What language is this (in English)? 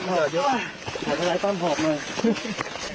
Thai